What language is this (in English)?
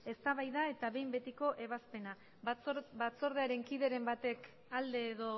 Basque